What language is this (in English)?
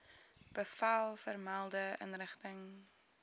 Afrikaans